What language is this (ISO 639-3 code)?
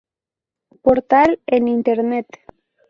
spa